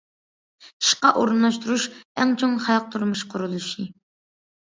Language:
Uyghur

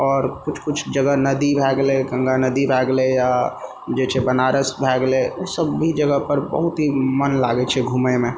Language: Maithili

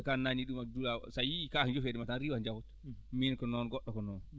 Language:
Fula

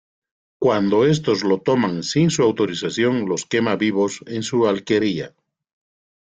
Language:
Spanish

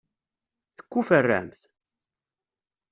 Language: Kabyle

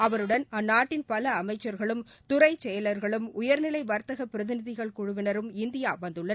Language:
Tamil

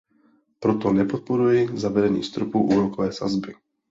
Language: Czech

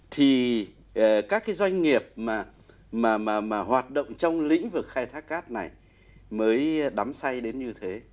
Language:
Vietnamese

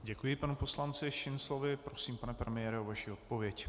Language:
Czech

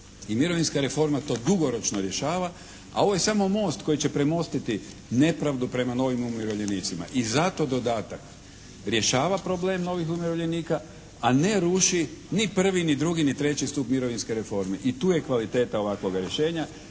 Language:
Croatian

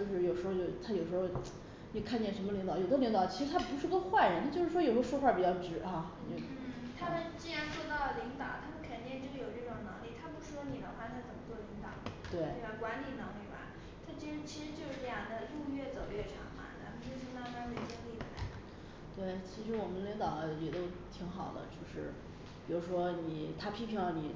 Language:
Chinese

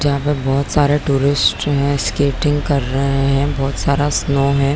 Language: Hindi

